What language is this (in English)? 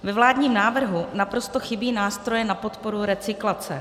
Czech